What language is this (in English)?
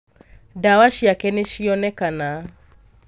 Kikuyu